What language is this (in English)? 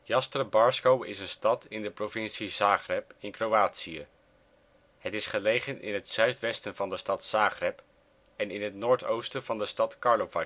Dutch